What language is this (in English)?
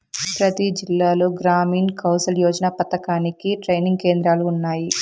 Telugu